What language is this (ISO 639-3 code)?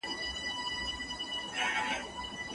pus